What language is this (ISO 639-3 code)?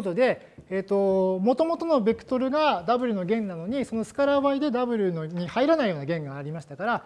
jpn